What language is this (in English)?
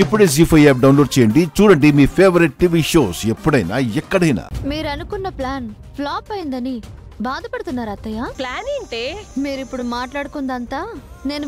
Telugu